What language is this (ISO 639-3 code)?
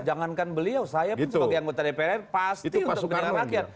ind